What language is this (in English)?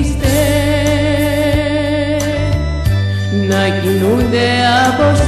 Greek